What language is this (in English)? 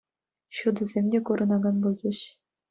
Chuvash